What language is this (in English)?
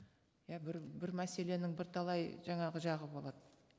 Kazakh